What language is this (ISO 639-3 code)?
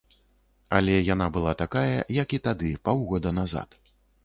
bel